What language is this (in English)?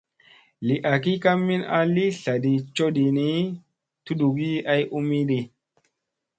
Musey